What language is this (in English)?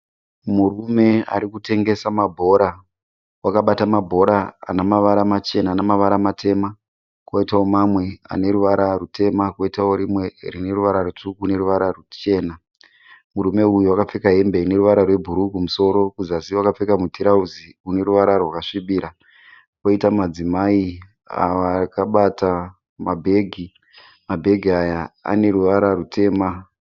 Shona